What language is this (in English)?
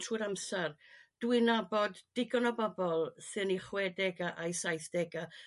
Welsh